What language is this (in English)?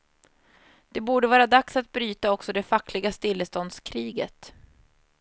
Swedish